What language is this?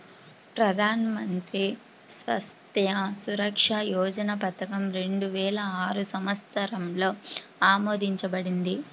Telugu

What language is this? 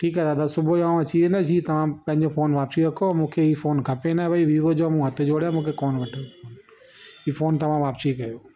Sindhi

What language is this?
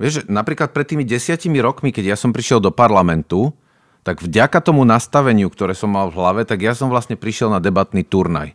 Slovak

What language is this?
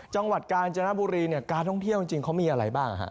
Thai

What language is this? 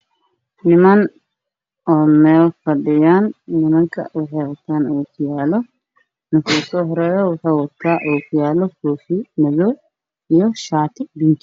Somali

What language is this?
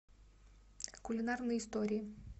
Russian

